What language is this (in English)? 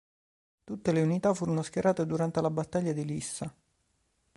Italian